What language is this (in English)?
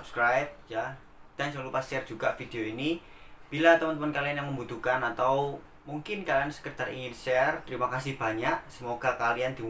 Indonesian